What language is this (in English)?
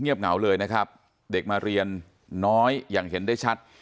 Thai